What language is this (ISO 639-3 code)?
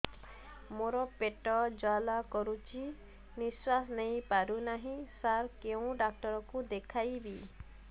ori